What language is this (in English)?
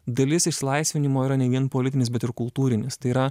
Lithuanian